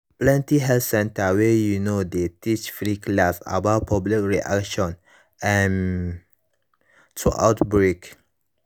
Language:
Nigerian Pidgin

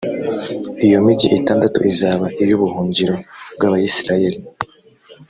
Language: Kinyarwanda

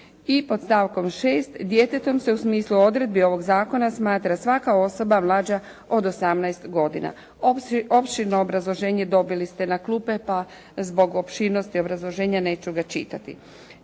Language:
Croatian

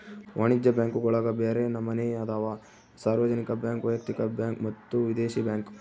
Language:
Kannada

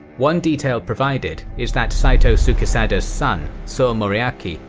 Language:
English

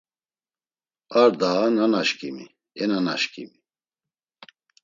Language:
Laz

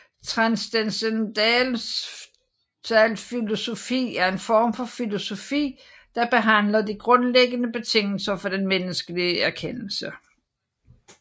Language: Danish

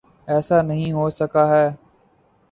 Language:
Urdu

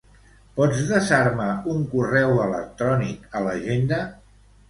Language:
Catalan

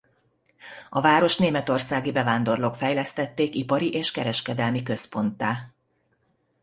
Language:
Hungarian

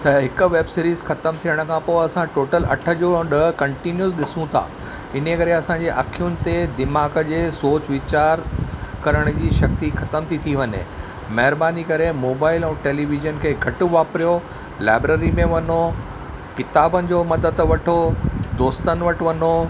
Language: Sindhi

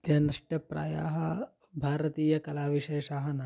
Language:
Sanskrit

